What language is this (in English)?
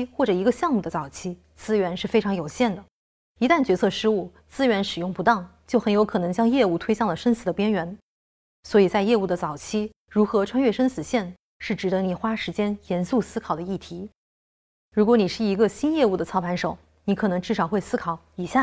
Chinese